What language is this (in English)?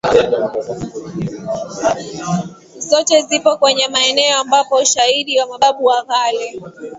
Swahili